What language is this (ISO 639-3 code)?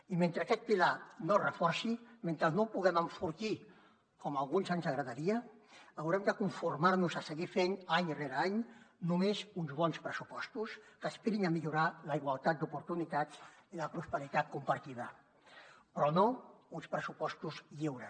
cat